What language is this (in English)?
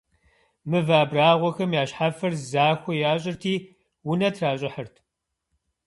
Kabardian